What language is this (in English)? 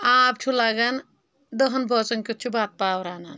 Kashmiri